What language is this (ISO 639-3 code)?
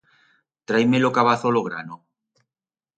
arg